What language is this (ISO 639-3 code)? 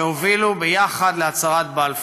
heb